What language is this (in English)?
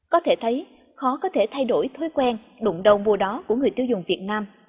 Vietnamese